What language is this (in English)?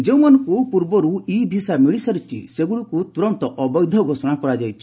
Odia